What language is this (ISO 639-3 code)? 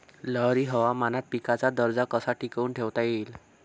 mar